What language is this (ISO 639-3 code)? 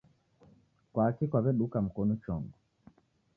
dav